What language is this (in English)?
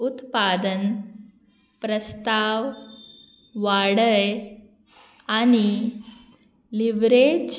Konkani